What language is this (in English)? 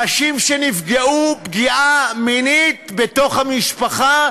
Hebrew